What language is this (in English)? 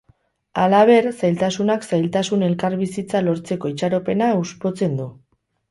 Basque